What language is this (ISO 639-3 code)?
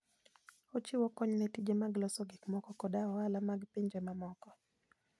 luo